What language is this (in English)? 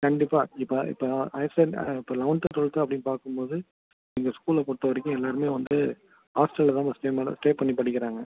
Tamil